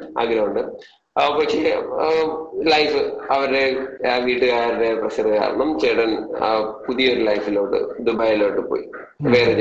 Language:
Malayalam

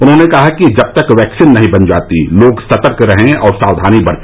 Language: Hindi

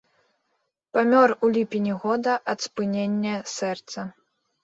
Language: Belarusian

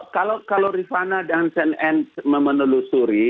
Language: Indonesian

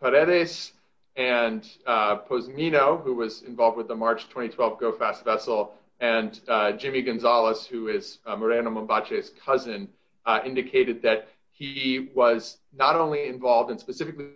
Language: English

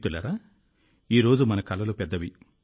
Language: Telugu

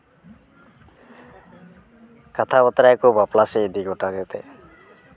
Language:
Santali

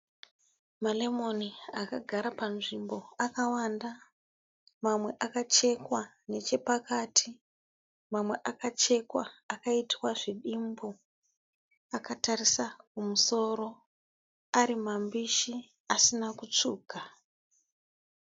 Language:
Shona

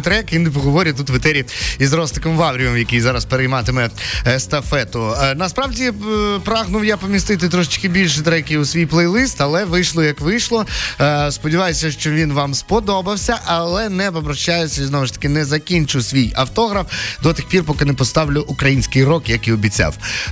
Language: Ukrainian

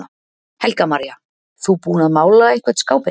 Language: Icelandic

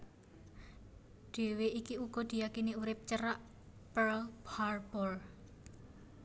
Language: Javanese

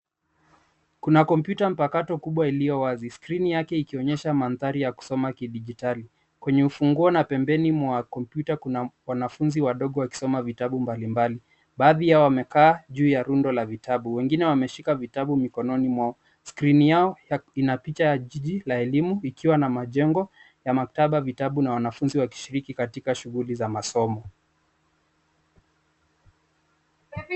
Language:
Swahili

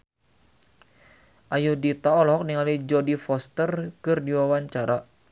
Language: Sundanese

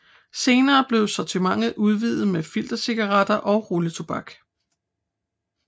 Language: Danish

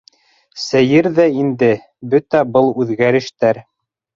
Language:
Bashkir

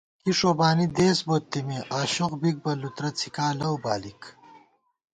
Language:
Gawar-Bati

